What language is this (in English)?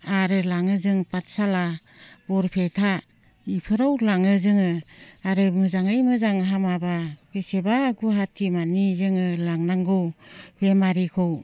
Bodo